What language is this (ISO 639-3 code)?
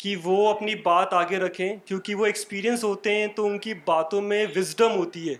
urd